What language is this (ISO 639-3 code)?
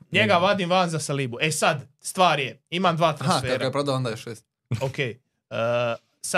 hrv